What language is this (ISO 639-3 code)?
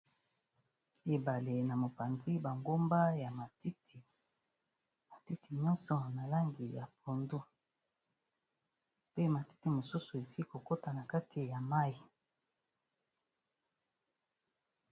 lin